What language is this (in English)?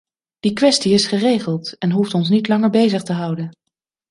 Dutch